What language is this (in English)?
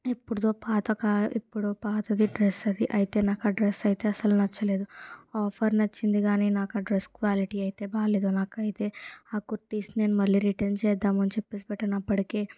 Telugu